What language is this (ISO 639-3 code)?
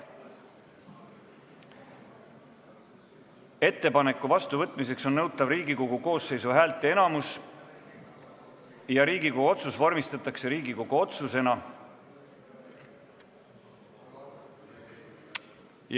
est